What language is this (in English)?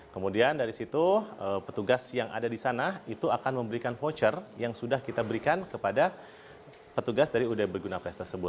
Indonesian